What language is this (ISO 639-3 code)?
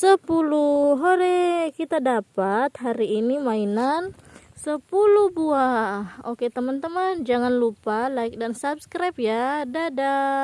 ind